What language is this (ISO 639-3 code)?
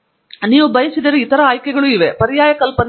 kan